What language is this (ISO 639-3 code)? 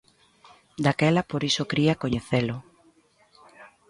glg